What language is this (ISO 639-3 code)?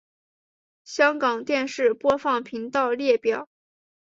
zho